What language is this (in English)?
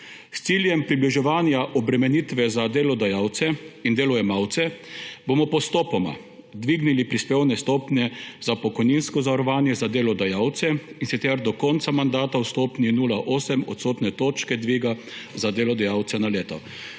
Slovenian